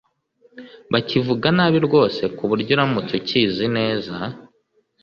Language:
Kinyarwanda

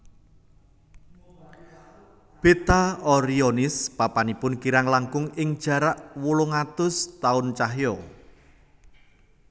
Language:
Javanese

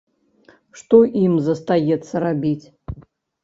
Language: Belarusian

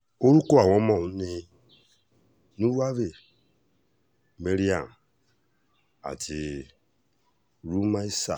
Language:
Yoruba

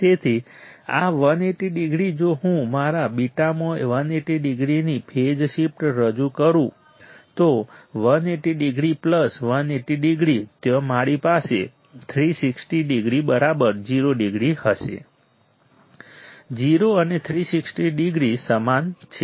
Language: Gujarati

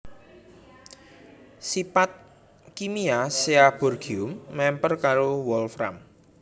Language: Javanese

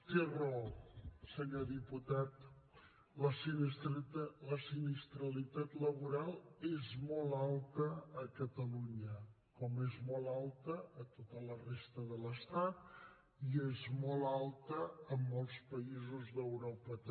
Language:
Catalan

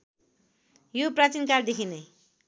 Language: Nepali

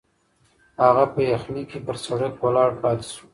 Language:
Pashto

